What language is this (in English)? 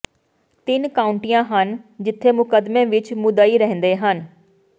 Punjabi